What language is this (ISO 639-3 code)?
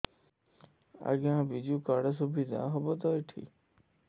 ori